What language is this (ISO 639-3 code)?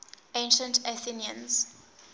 eng